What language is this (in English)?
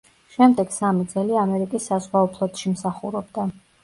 Georgian